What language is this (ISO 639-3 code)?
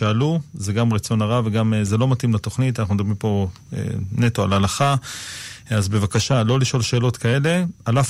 heb